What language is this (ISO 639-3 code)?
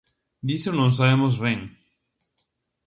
glg